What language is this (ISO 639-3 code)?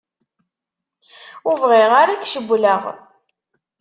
kab